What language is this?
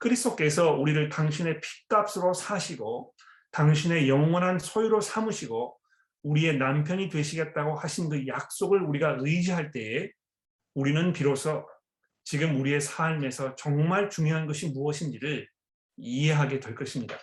Korean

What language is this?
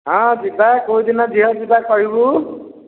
Odia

